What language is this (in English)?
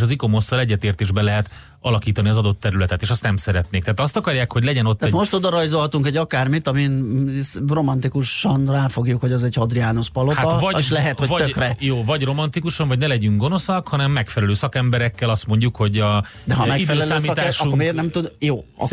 Hungarian